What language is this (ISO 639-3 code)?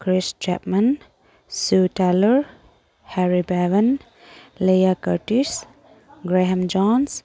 mni